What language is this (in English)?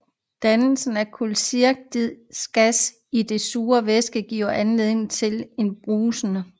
Danish